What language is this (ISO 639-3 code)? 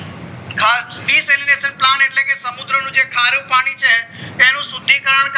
guj